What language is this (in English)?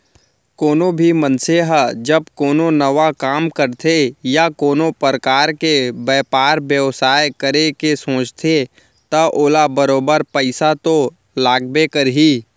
Chhattisgarhi